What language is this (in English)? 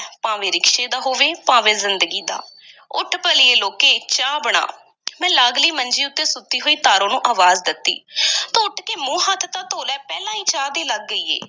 Punjabi